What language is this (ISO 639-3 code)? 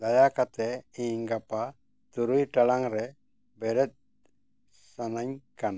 sat